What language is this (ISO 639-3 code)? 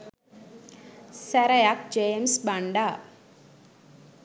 sin